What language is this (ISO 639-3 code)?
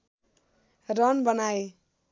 nep